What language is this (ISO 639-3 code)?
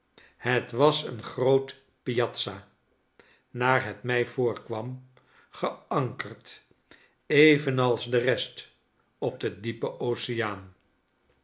nld